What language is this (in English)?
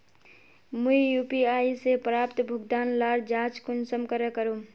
Magahi